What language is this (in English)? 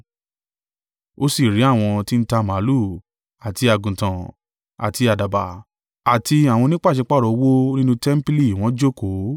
Yoruba